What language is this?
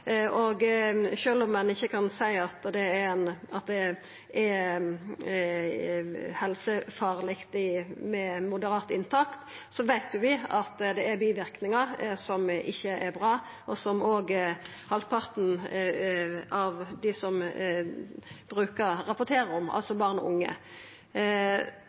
Norwegian Nynorsk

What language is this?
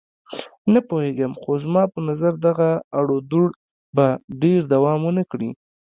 Pashto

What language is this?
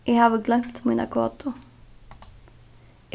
Faroese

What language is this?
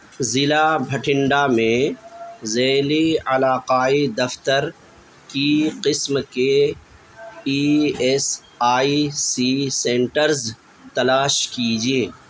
Urdu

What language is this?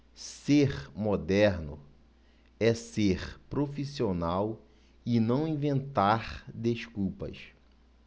Portuguese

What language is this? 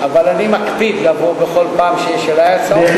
Hebrew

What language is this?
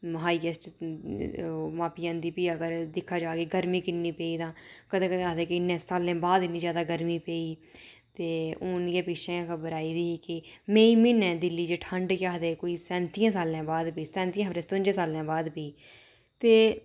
Dogri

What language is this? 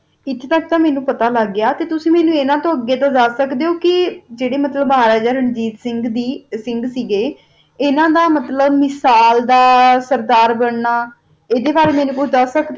Punjabi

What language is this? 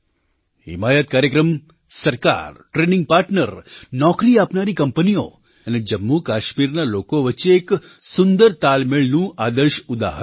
Gujarati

